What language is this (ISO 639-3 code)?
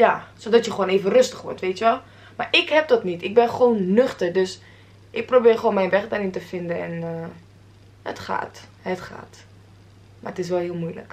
nld